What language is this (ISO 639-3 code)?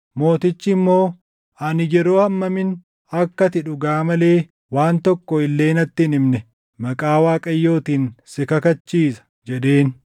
orm